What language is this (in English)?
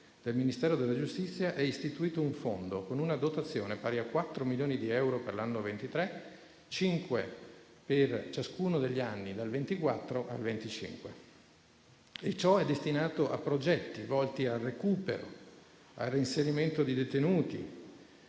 Italian